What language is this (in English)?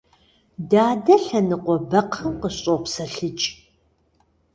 Kabardian